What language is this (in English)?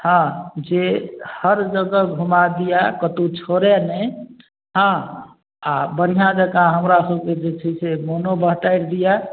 Maithili